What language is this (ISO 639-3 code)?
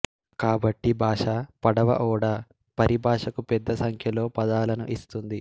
tel